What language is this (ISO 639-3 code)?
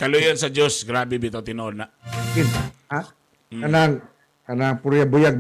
fil